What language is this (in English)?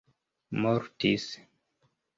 Esperanto